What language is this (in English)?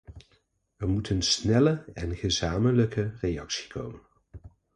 Dutch